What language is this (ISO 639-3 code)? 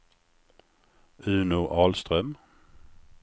swe